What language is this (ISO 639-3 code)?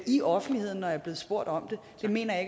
dan